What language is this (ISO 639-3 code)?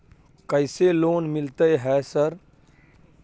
mai